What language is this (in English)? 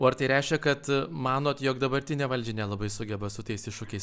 Lithuanian